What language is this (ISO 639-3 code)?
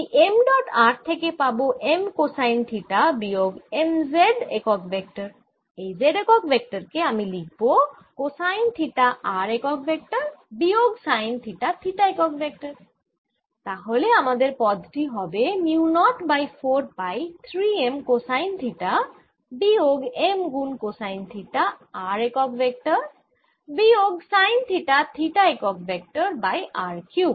ben